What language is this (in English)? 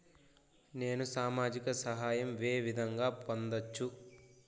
Telugu